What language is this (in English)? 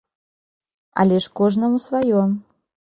Belarusian